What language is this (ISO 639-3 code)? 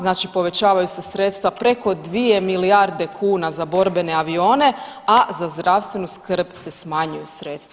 hrv